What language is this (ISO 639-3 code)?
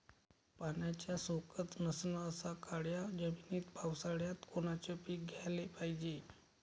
mar